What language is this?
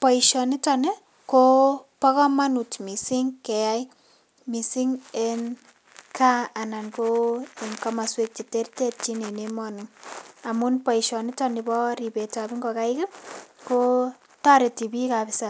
Kalenjin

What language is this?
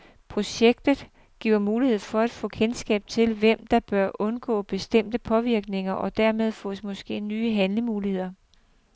Danish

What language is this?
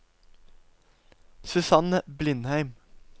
Norwegian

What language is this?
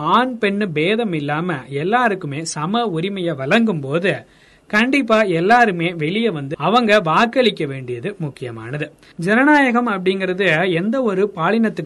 Tamil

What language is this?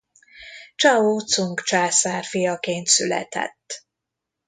Hungarian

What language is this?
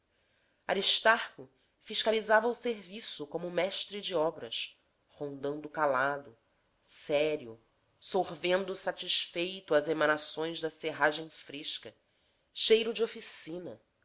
Portuguese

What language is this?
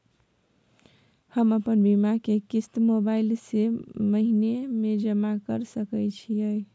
Maithili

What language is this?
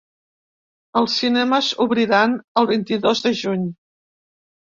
Catalan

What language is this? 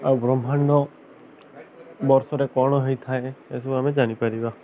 Odia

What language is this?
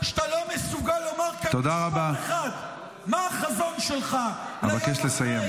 Hebrew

